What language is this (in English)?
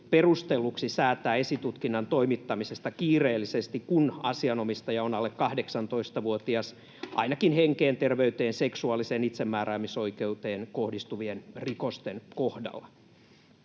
Finnish